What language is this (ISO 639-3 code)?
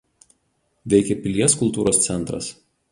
lit